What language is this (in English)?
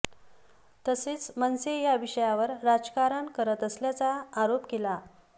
Marathi